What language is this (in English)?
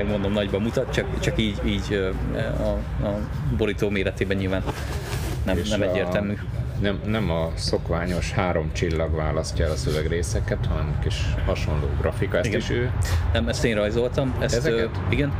Hungarian